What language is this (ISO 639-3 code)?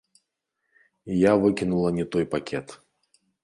bel